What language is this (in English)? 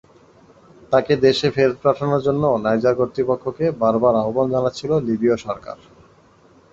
Bangla